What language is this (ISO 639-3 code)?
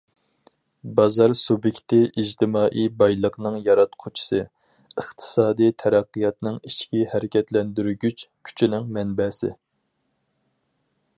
uig